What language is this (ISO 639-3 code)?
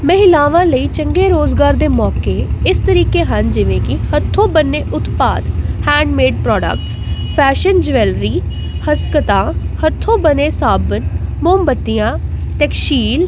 pan